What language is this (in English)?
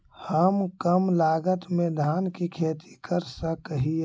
Magahi